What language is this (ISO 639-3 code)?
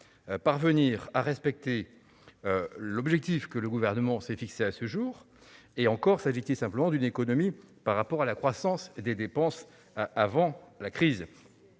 fra